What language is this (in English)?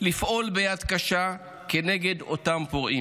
Hebrew